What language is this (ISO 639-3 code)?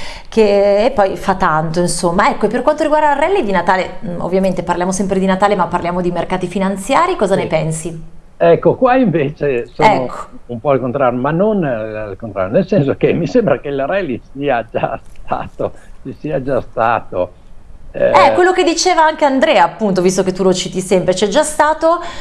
ita